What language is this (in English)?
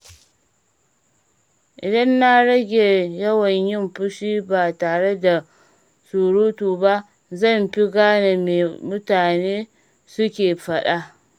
Hausa